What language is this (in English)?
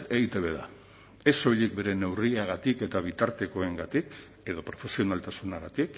Basque